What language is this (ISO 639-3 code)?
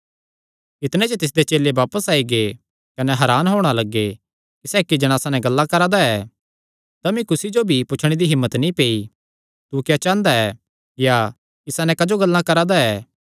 xnr